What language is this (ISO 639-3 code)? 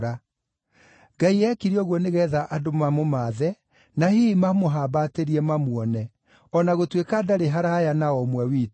kik